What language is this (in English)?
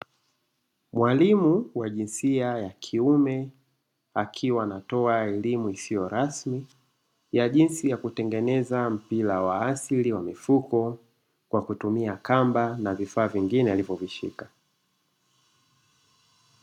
Swahili